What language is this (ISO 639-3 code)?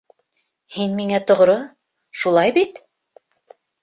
bak